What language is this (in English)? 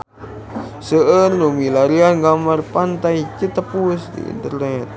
Sundanese